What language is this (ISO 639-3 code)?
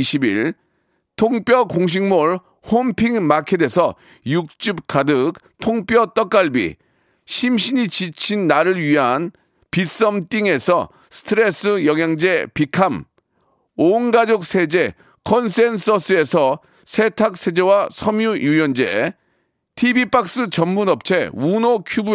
kor